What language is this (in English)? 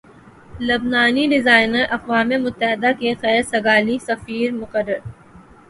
Urdu